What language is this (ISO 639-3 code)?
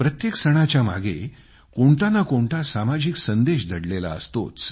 mar